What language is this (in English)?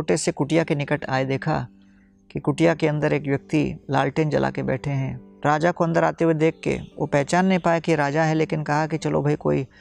Hindi